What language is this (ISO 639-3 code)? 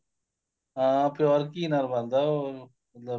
pan